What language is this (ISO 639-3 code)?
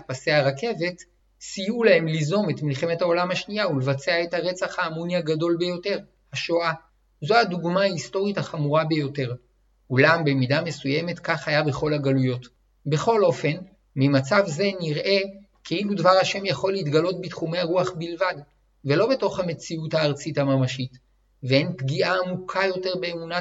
heb